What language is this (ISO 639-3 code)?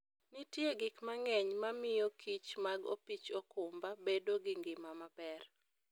luo